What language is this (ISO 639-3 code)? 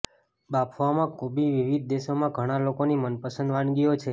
guj